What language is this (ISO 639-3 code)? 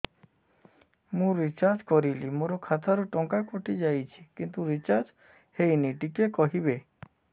ori